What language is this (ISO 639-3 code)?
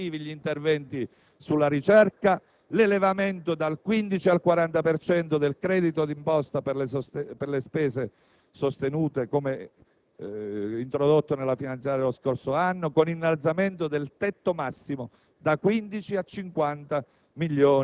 ita